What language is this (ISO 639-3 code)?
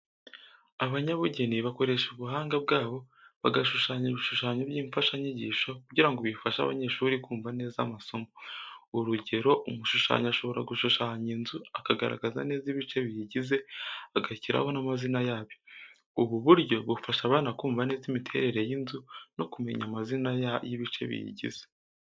kin